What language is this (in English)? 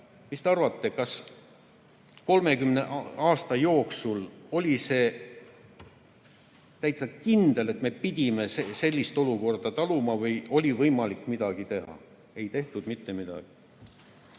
Estonian